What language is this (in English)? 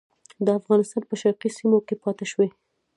Pashto